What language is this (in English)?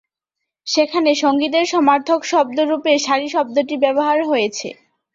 Bangla